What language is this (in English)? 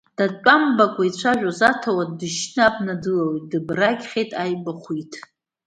Abkhazian